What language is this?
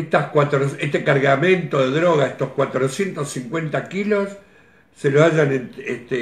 Spanish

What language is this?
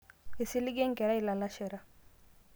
Masai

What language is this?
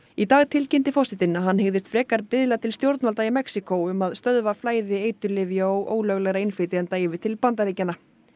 Icelandic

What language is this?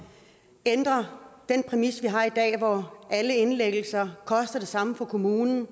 Danish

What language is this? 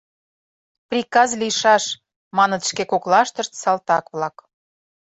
Mari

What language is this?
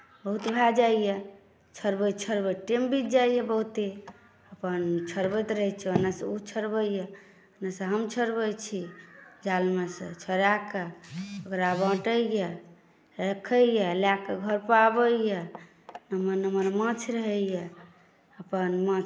Maithili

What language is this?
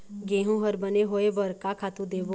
Chhattisgarhi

